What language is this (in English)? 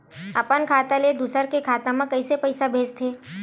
Chhattisgarhi